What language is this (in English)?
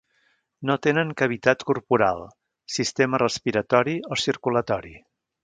Catalan